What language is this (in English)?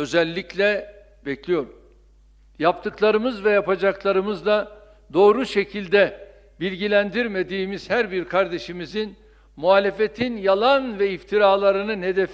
Turkish